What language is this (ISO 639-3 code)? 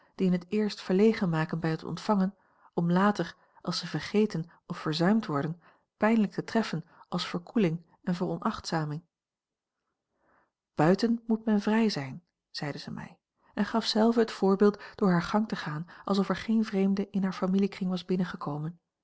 nld